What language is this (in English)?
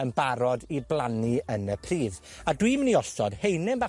Welsh